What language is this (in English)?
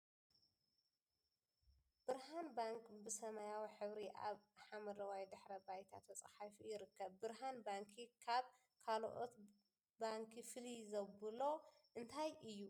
Tigrinya